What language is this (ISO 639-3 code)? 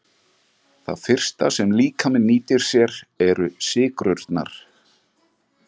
isl